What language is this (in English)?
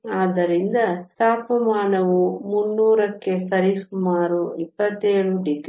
Kannada